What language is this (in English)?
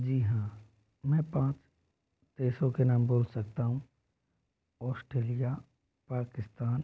Hindi